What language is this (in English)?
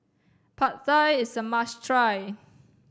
English